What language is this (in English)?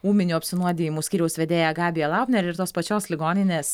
Lithuanian